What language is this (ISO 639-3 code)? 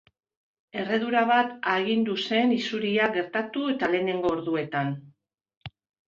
eus